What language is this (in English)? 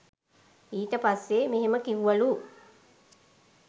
Sinhala